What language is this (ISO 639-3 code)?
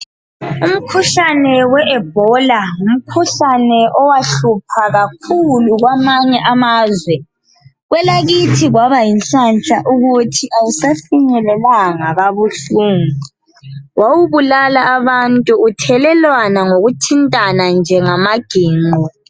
nde